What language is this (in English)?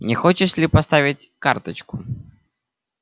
Russian